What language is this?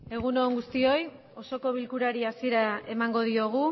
Basque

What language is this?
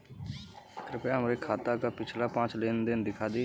Bhojpuri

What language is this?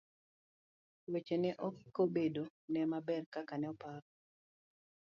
Luo (Kenya and Tanzania)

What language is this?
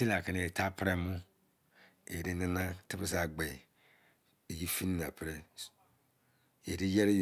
Izon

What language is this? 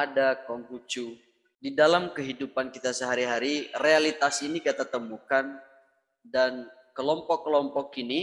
Indonesian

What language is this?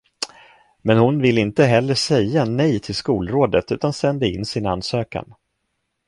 Swedish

